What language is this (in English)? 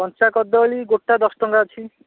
Odia